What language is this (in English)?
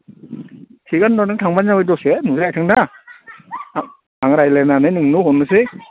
Bodo